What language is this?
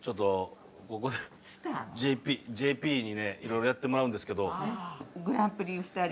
Japanese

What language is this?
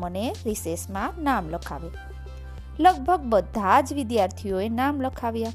Gujarati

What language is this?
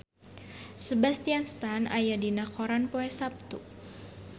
Sundanese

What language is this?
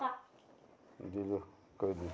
Assamese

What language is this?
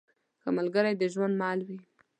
Pashto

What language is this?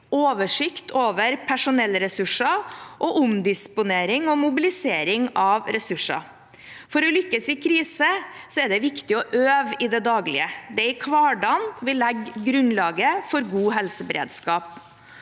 Norwegian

